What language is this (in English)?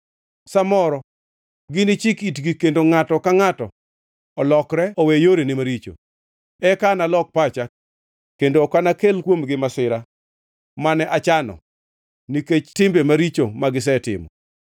Luo (Kenya and Tanzania)